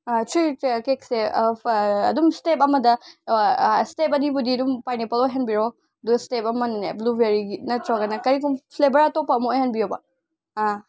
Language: Manipuri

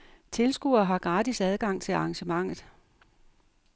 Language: Danish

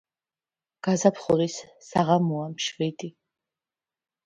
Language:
Georgian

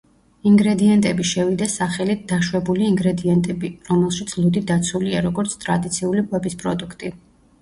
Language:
Georgian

